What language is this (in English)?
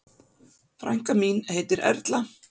Icelandic